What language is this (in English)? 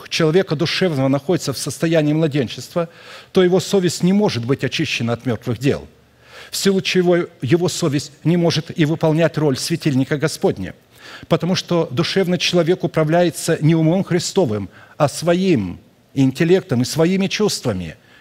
Russian